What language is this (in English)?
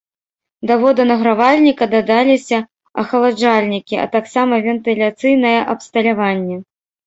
Belarusian